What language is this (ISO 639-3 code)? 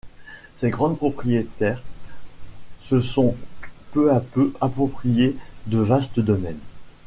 fra